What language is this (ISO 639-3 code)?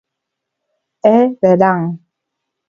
glg